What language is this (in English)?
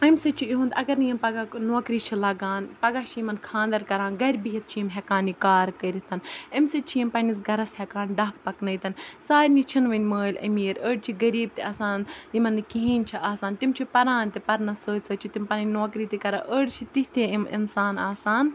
Kashmiri